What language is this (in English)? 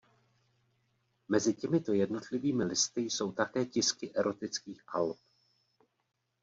Czech